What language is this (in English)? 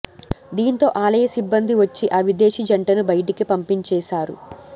Telugu